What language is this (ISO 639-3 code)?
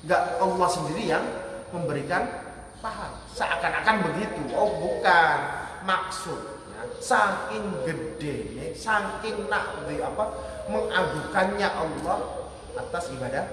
ind